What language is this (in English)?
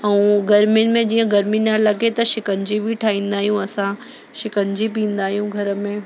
Sindhi